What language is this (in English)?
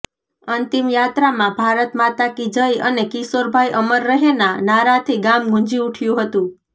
Gujarati